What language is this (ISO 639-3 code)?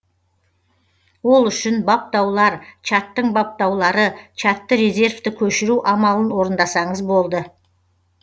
kaz